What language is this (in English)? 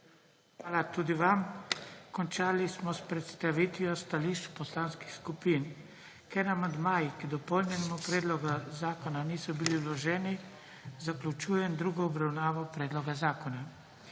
Slovenian